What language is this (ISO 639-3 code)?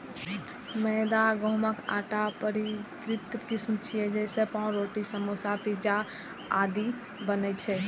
mai